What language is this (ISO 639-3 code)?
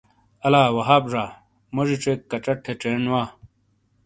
scl